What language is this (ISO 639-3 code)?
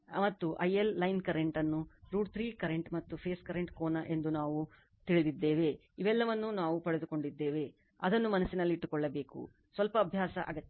kan